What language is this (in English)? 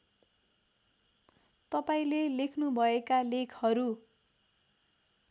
Nepali